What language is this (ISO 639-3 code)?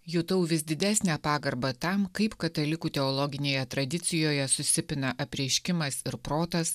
lit